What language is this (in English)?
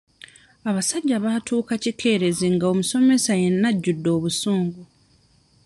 Ganda